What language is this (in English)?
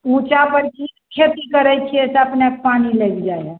Maithili